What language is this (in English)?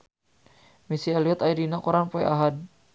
Sundanese